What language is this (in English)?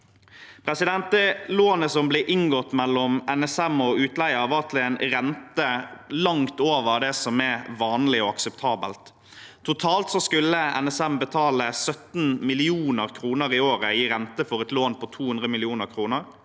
Norwegian